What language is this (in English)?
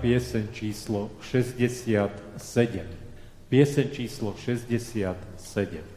Slovak